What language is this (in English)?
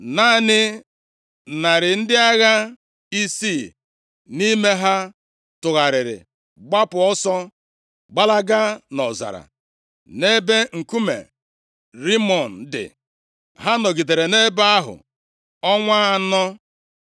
Igbo